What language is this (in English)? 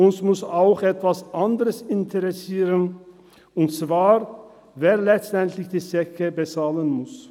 Swiss German